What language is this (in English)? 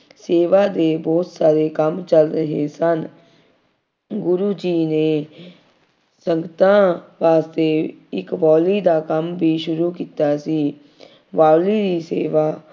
Punjabi